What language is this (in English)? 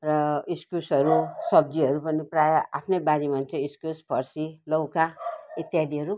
Nepali